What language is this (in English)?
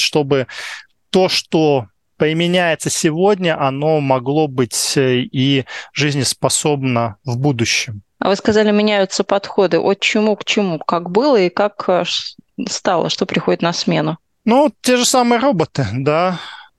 Russian